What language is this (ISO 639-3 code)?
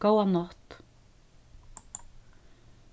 fao